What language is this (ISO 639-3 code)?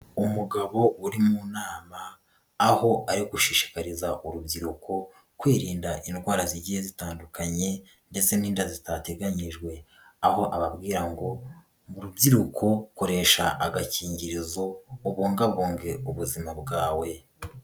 kin